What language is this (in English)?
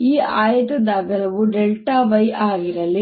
Kannada